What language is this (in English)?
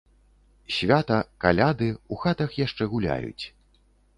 Belarusian